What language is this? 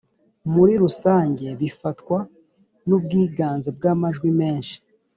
Kinyarwanda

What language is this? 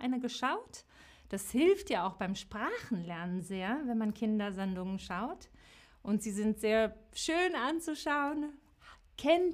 German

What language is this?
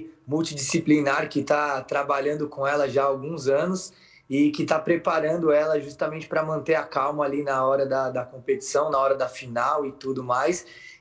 Portuguese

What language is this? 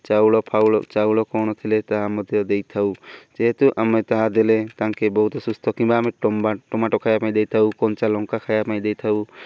Odia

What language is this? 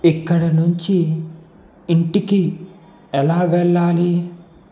Telugu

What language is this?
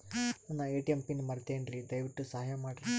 Kannada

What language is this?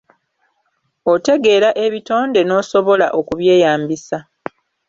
Ganda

